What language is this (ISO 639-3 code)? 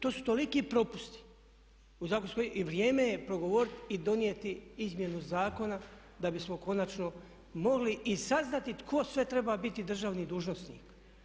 hrv